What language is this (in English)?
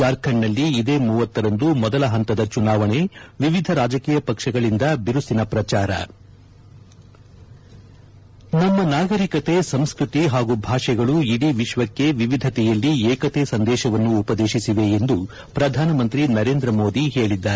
Kannada